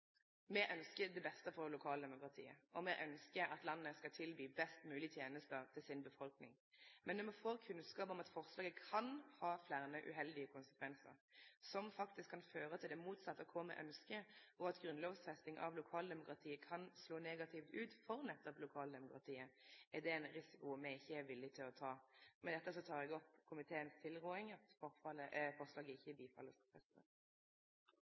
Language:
Norwegian Nynorsk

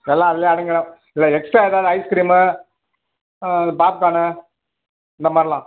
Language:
Tamil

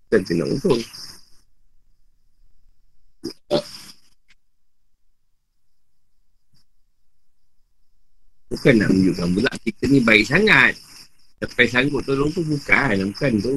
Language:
Malay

